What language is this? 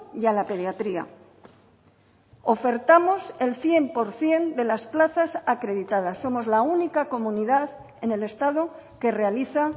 Spanish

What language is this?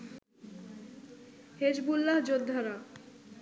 Bangla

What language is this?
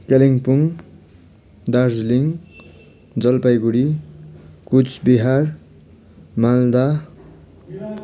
Nepali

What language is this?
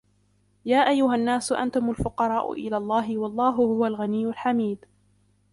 Arabic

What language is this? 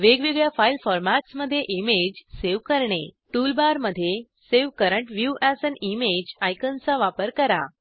Marathi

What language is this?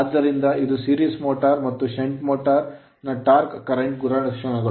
Kannada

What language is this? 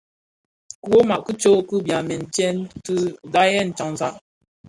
Bafia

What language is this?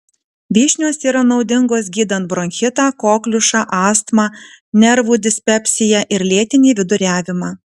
Lithuanian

